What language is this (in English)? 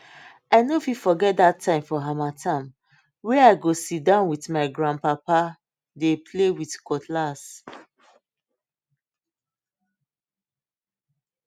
Nigerian Pidgin